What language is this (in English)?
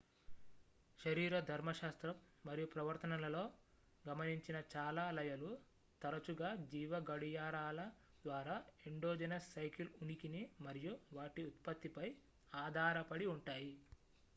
Telugu